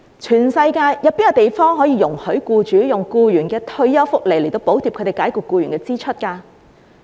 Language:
Cantonese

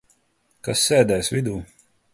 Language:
Latvian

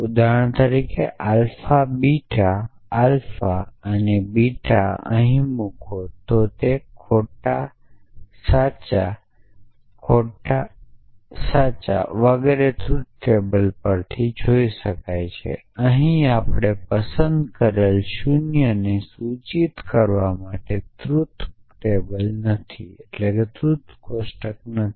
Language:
Gujarati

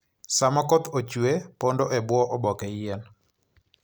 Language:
Luo (Kenya and Tanzania)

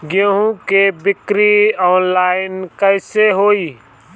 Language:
Bhojpuri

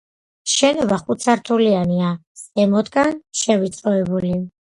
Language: Georgian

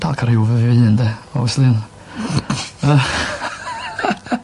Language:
Welsh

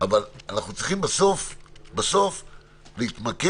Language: Hebrew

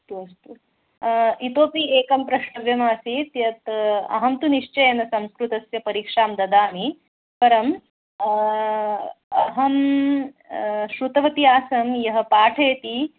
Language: Sanskrit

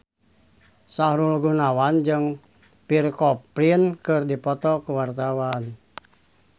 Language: Sundanese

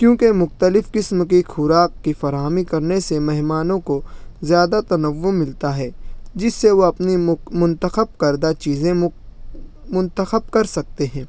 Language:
Urdu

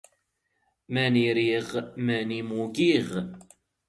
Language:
Standard Moroccan Tamazight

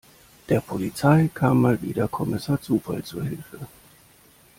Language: German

